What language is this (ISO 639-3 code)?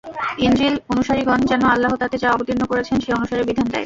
ben